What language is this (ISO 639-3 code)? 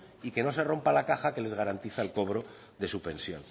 spa